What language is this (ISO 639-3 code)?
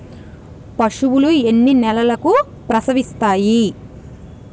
tel